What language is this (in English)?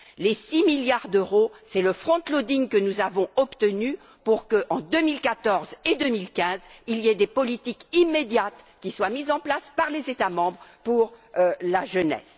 French